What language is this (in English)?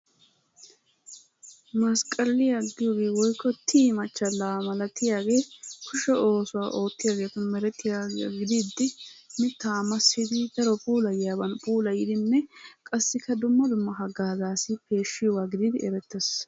Wolaytta